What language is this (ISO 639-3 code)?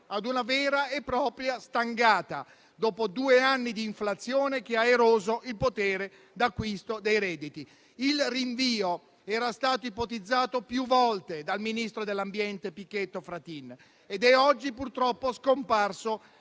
ita